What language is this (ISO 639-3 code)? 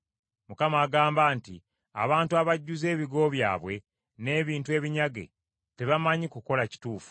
lug